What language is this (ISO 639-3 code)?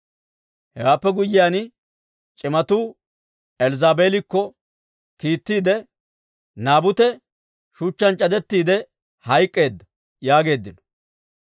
dwr